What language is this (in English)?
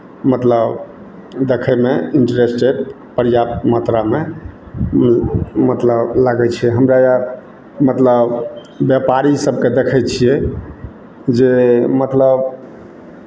Maithili